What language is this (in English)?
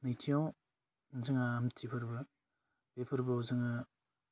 Bodo